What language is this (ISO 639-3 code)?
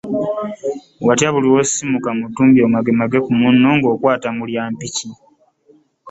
lug